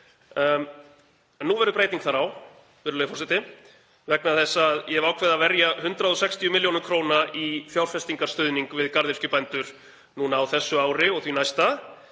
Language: Icelandic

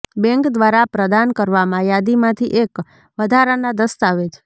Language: Gujarati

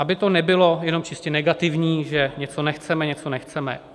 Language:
Czech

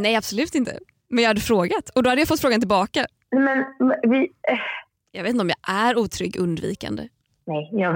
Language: Swedish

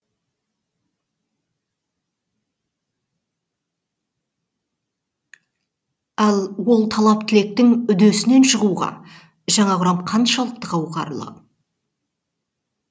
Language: Kazakh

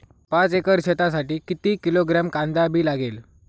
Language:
Marathi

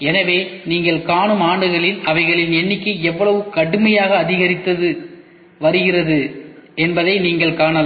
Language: Tamil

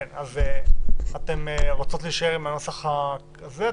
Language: Hebrew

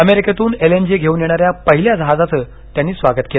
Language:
Marathi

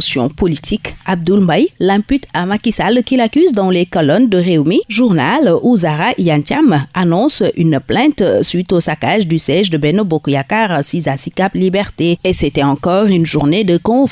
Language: French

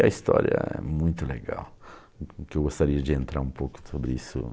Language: Portuguese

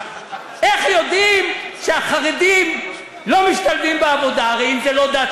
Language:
Hebrew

